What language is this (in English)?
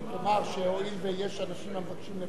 Hebrew